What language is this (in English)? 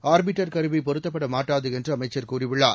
Tamil